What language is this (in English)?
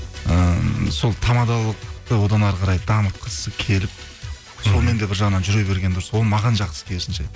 Kazakh